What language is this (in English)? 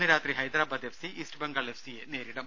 Malayalam